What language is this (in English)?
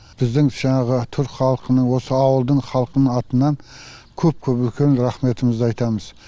Kazakh